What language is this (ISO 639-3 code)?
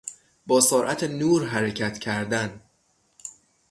fas